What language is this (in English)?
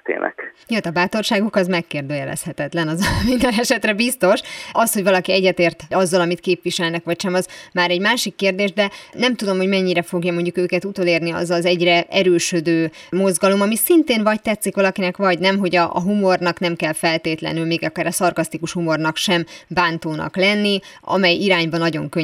Hungarian